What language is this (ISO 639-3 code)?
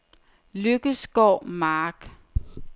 dan